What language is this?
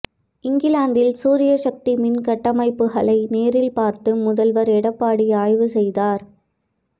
Tamil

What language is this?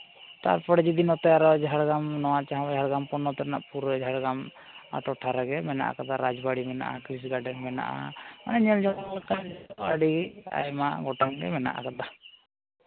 Santali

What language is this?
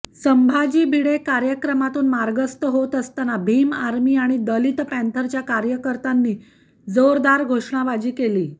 Marathi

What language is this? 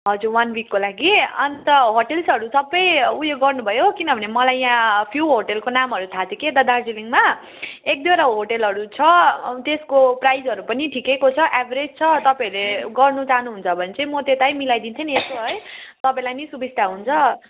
Nepali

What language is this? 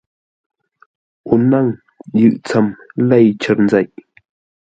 Ngombale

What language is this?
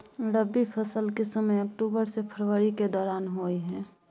Maithili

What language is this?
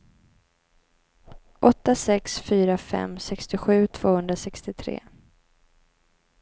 Swedish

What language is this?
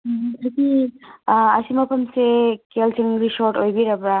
Manipuri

